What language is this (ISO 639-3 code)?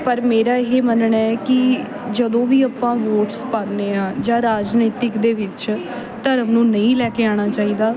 pan